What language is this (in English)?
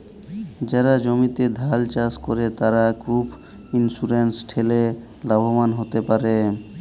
Bangla